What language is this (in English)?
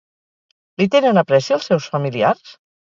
Catalan